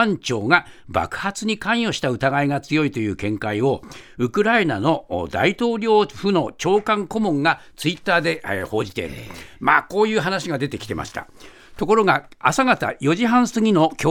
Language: Japanese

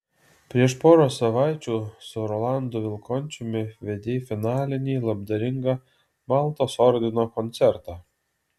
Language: Lithuanian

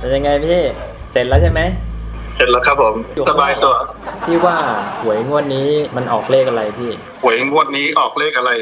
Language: Thai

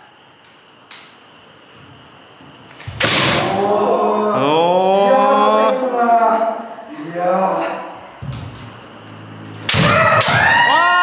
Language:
Japanese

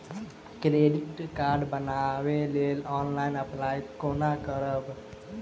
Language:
Maithili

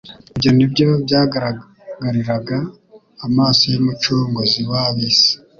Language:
Kinyarwanda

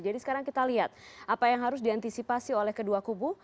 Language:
Indonesian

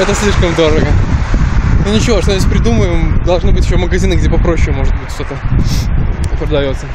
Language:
Russian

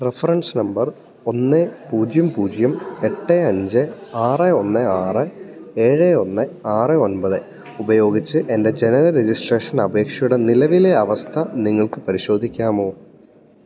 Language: Malayalam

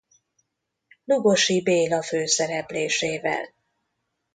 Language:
Hungarian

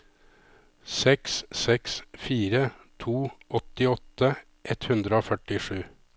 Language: Norwegian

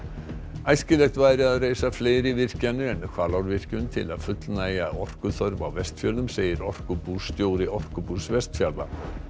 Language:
Icelandic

